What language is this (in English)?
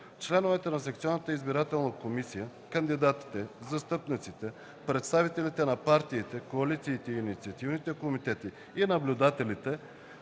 Bulgarian